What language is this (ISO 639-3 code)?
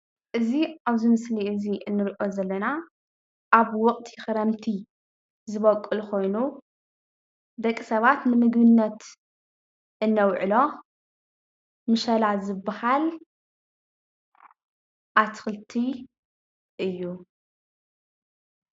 tir